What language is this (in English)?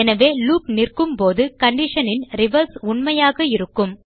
Tamil